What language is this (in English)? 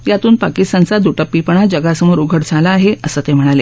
Marathi